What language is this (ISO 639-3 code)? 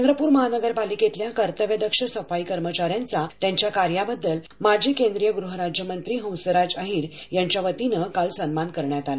mar